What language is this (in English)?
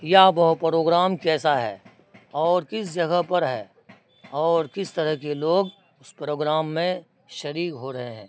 Urdu